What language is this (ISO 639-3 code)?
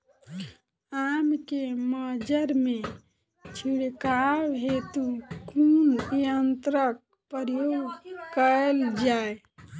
mai